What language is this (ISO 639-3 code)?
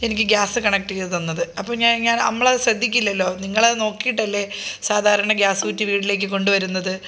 mal